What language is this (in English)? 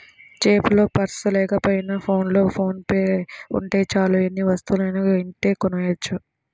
Telugu